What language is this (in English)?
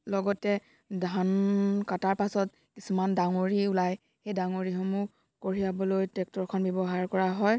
Assamese